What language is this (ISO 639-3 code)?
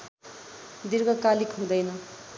nep